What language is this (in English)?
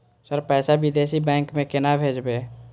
Maithili